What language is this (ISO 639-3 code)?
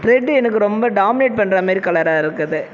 tam